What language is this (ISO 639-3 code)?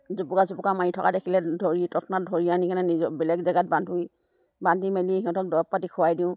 asm